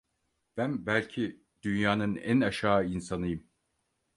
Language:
Turkish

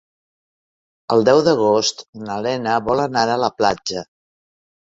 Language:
Catalan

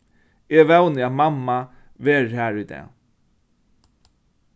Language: Faroese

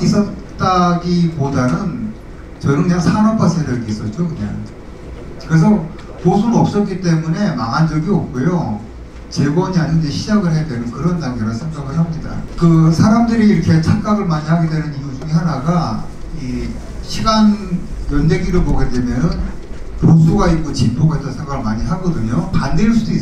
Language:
Korean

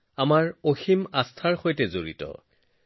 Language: Assamese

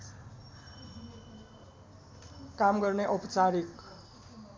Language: Nepali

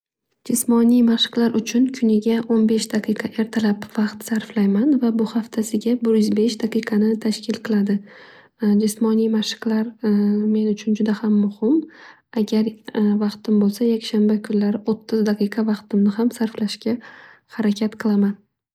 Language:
Uzbek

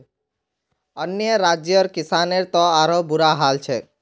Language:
Magahi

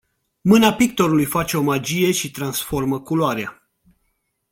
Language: Romanian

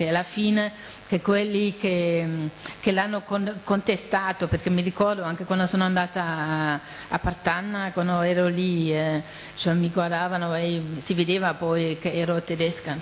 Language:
Italian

